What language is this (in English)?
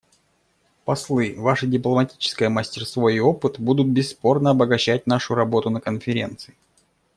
Russian